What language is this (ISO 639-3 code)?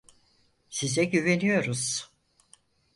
tur